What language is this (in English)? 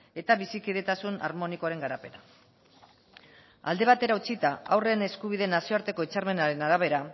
Basque